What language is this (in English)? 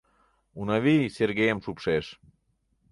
Mari